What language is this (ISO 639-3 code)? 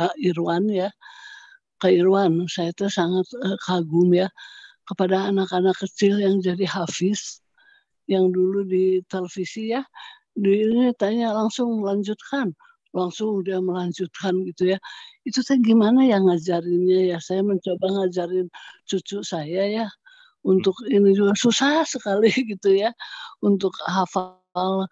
ind